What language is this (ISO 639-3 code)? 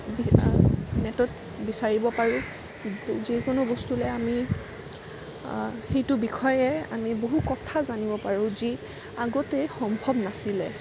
asm